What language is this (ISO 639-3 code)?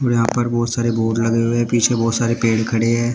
hin